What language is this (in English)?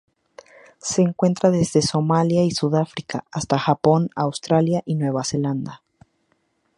Spanish